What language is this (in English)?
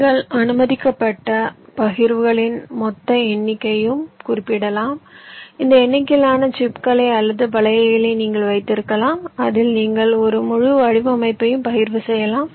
Tamil